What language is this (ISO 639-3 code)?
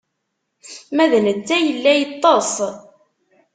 kab